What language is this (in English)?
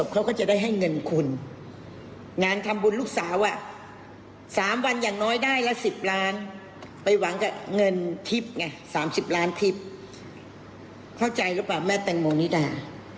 Thai